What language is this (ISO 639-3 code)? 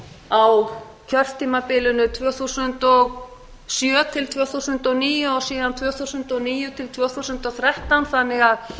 isl